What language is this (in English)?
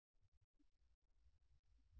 Telugu